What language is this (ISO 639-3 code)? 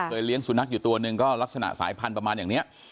tha